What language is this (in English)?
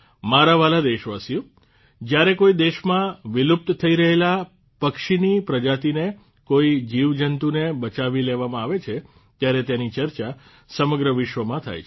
Gujarati